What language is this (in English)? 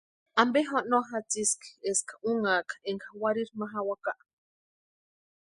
Western Highland Purepecha